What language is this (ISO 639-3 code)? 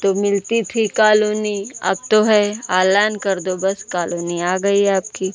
hin